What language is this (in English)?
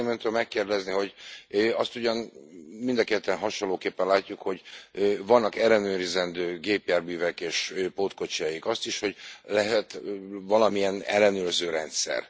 Hungarian